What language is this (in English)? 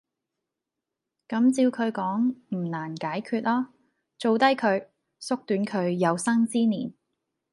Cantonese